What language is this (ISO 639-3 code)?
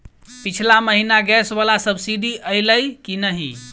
mai